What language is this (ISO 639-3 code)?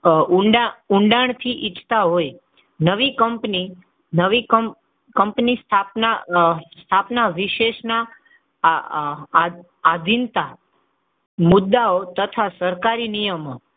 guj